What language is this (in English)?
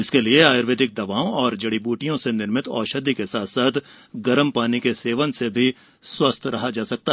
Hindi